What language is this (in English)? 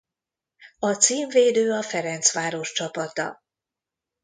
Hungarian